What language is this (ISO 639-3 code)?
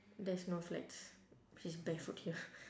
eng